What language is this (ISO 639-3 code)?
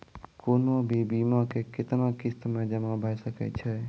mai